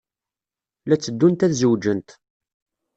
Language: Kabyle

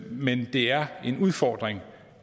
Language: Danish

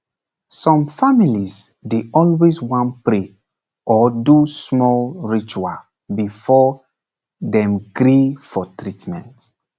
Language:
Nigerian Pidgin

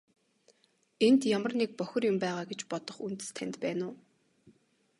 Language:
Mongolian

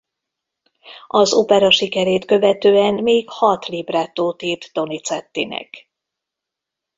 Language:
Hungarian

